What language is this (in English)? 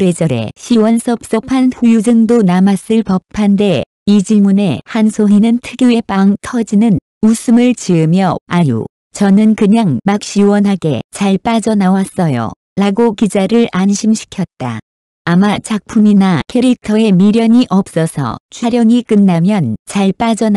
Korean